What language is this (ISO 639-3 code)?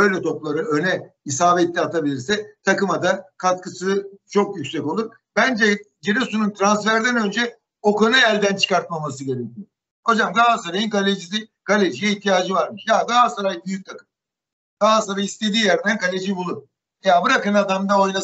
tur